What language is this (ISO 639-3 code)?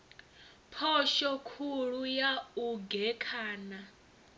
ven